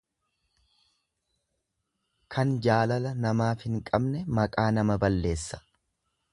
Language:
Oromo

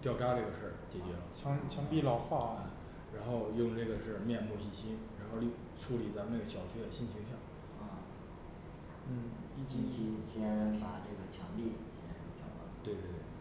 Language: Chinese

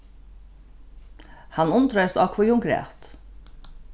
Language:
Faroese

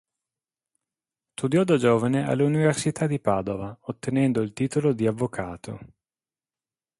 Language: Italian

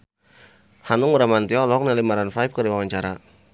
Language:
Sundanese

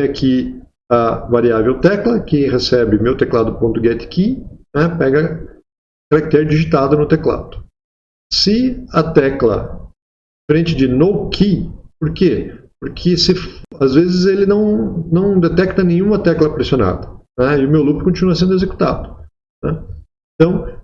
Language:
Portuguese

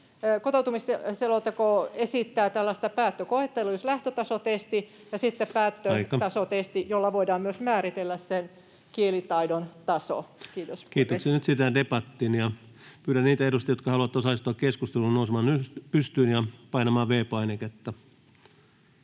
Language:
Finnish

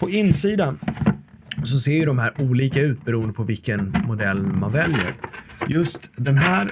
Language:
Swedish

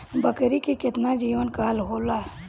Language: Bhojpuri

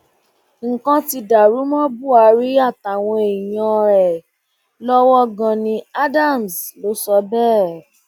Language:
Yoruba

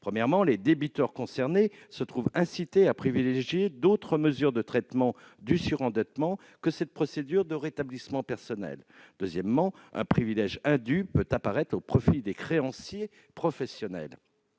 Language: French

